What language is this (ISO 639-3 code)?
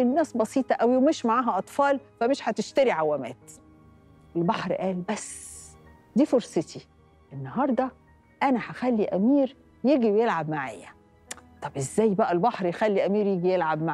ara